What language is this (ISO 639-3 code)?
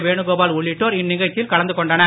tam